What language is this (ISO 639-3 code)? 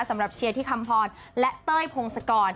tha